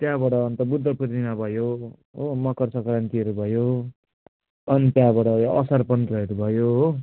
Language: Nepali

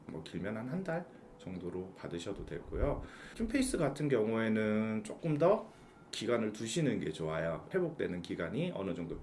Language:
Korean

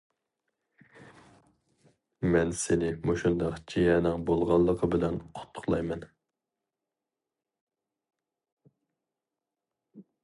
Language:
Uyghur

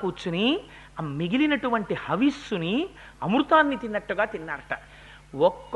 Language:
Telugu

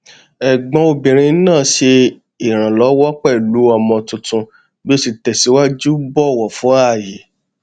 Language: Yoruba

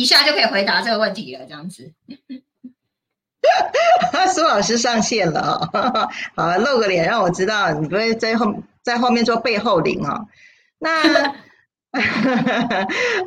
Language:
Chinese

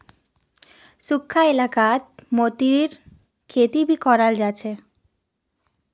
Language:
Magahi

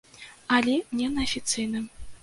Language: Belarusian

